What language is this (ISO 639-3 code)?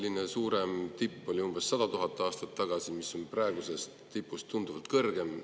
est